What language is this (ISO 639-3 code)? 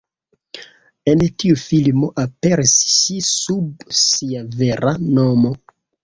epo